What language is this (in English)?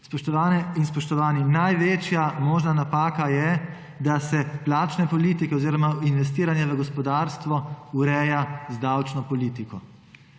Slovenian